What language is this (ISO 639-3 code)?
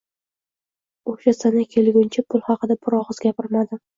uzb